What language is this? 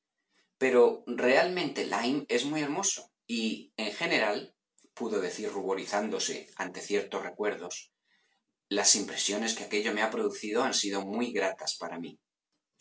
Spanish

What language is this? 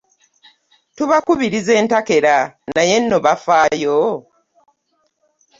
Ganda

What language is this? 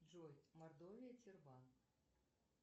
Russian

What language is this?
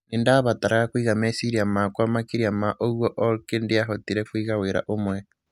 Kikuyu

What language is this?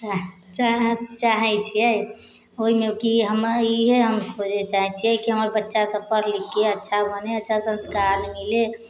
Maithili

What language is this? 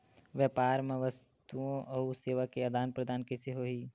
Chhattisgarhi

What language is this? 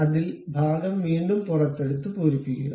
Malayalam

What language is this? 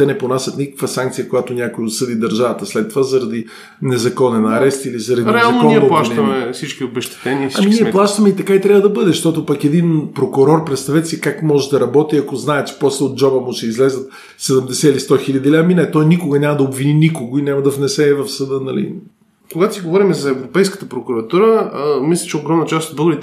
Bulgarian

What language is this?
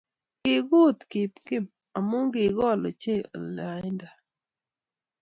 Kalenjin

